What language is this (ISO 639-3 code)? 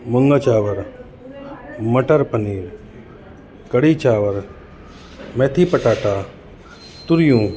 snd